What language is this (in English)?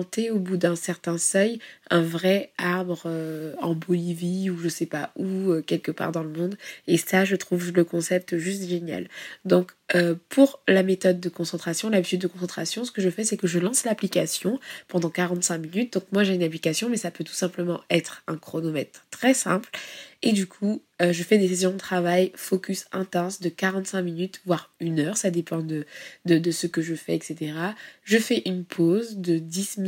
French